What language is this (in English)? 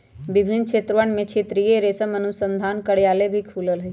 Magahi